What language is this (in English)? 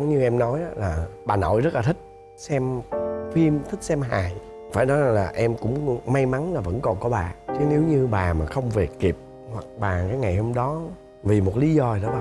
Vietnamese